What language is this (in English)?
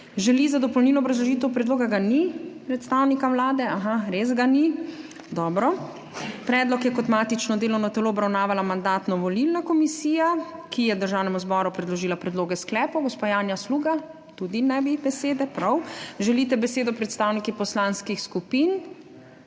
Slovenian